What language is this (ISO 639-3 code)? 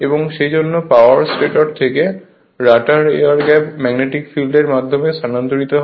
ben